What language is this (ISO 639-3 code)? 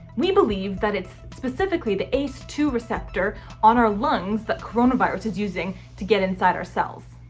eng